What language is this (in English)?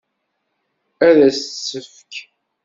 Kabyle